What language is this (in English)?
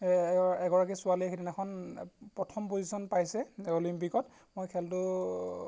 Assamese